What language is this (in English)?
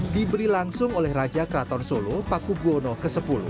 Indonesian